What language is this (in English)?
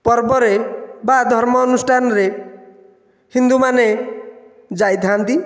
Odia